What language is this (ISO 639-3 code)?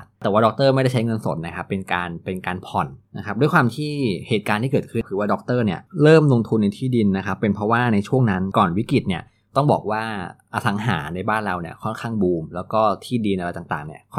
tha